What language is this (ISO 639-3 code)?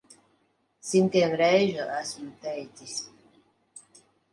lav